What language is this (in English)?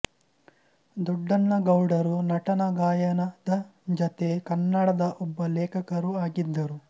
Kannada